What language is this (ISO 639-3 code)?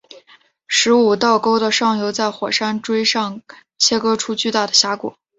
zho